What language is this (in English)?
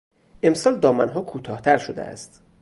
Persian